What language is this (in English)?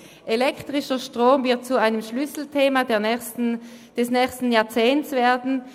Swiss German